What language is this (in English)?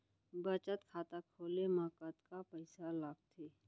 Chhattisgarhi